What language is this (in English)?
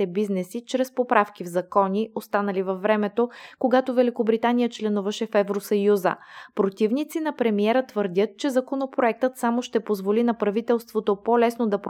Bulgarian